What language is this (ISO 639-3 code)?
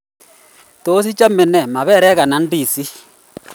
kln